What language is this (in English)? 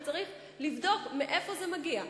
Hebrew